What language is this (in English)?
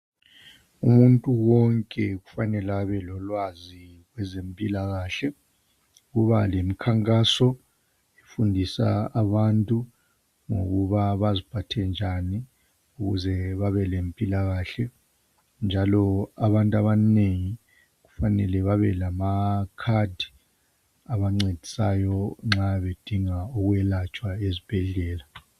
North Ndebele